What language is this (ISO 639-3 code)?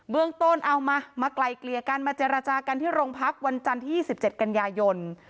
tha